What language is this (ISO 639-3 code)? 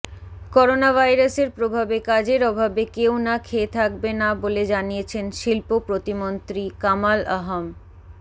ben